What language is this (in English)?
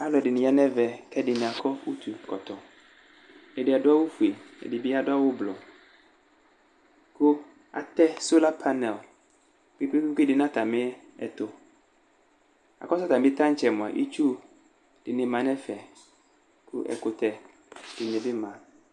Ikposo